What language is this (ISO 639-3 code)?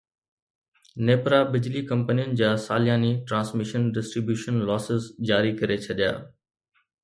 snd